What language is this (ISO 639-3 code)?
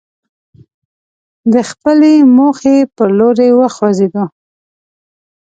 pus